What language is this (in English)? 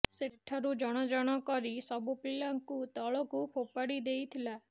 Odia